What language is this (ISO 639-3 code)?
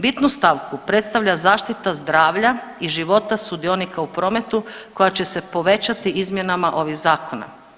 hrv